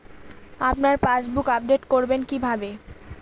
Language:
Bangla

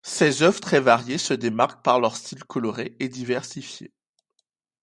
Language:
French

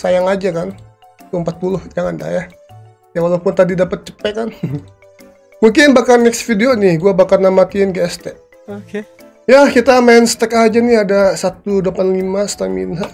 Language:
Indonesian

